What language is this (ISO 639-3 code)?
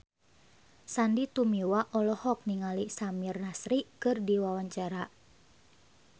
sun